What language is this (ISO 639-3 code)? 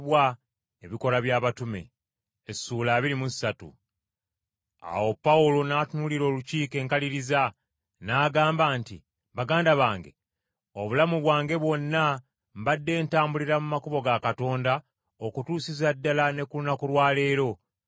lug